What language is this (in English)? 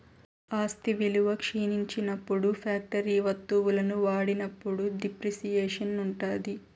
Telugu